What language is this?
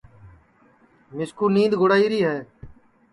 Sansi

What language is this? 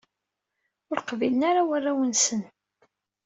Kabyle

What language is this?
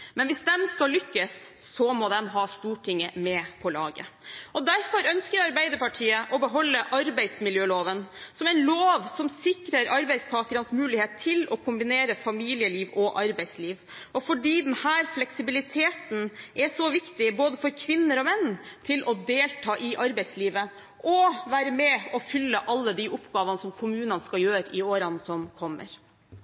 Norwegian Bokmål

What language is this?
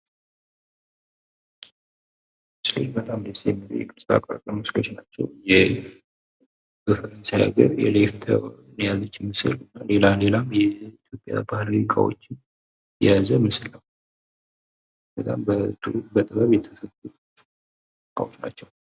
Amharic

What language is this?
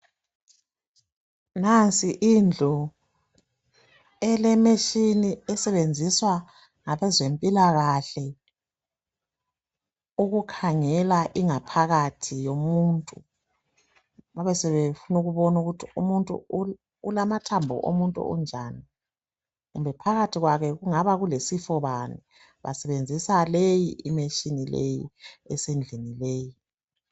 North Ndebele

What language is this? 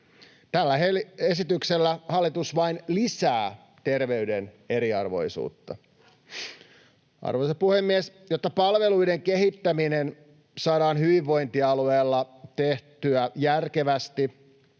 Finnish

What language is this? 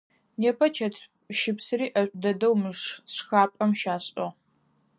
Adyghe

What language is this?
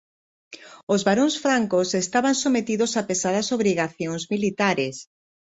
Galician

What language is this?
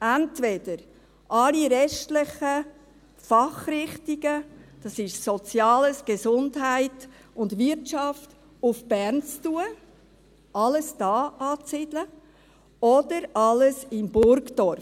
Swiss German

